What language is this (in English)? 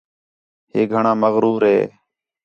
Khetrani